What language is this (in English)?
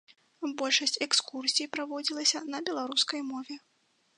Belarusian